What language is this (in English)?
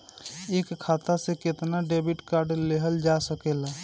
Bhojpuri